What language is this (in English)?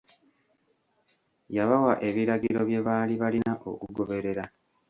Ganda